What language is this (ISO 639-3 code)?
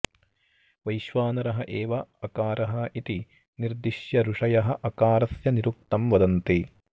san